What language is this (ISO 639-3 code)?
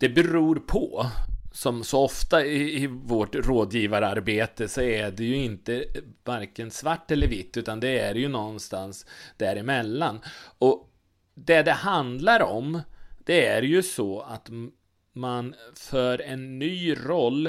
swe